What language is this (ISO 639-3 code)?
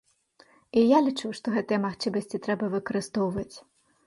bel